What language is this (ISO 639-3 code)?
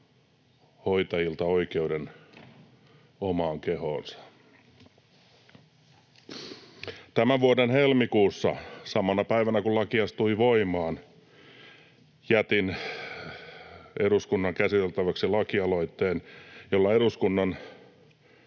fin